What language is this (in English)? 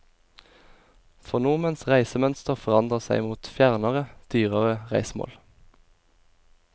Norwegian